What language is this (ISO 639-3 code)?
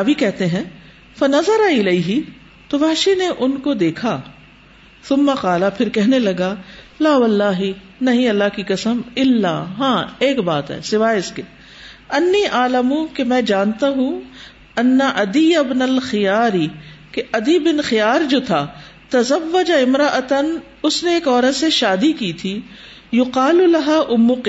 urd